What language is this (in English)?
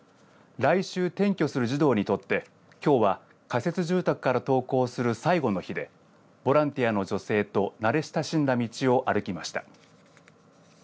Japanese